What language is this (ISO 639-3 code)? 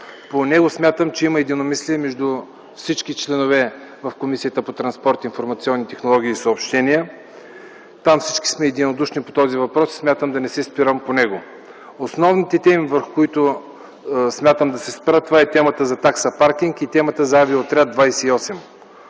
bul